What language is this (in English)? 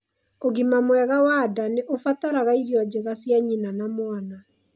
Kikuyu